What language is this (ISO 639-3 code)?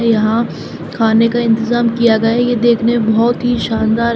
hin